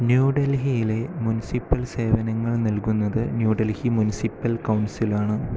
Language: Malayalam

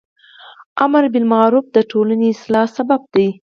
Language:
Pashto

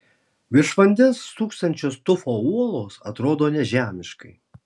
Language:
Lithuanian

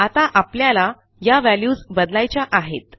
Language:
Marathi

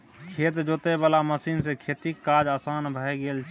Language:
Maithili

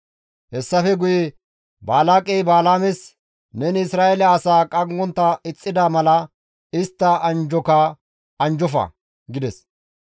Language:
Gamo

